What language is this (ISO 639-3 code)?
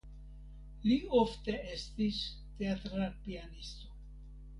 epo